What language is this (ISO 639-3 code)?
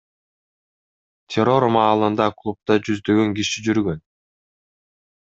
kir